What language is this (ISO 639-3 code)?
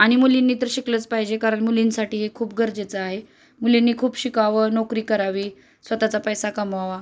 mar